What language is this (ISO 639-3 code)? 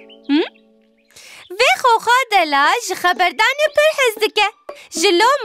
tur